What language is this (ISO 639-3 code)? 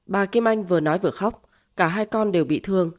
vie